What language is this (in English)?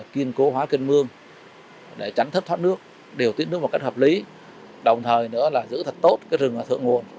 Vietnamese